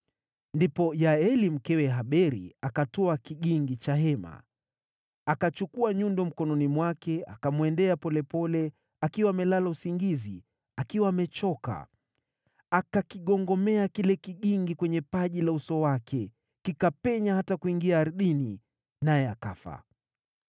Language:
Swahili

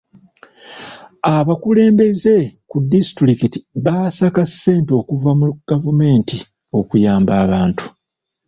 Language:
Ganda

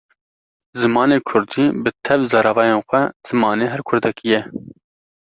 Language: Kurdish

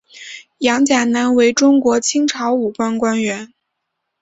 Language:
Chinese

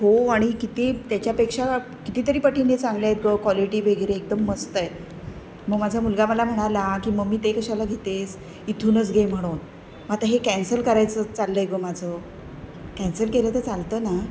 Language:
Marathi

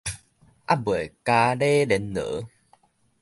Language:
Min Nan Chinese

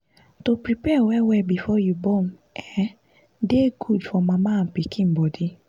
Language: Nigerian Pidgin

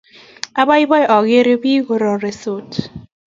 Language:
Kalenjin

